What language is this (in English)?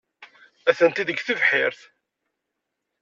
Kabyle